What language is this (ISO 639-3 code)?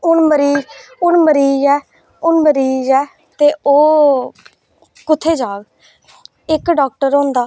doi